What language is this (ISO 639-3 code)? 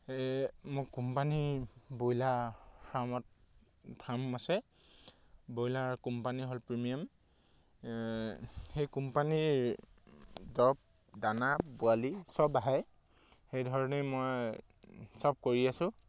asm